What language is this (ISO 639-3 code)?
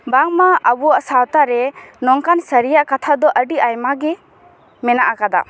sat